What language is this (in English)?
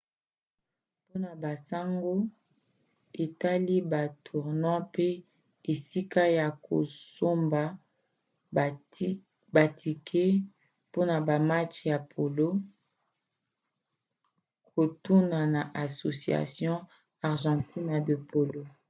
Lingala